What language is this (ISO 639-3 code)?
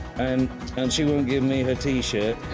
eng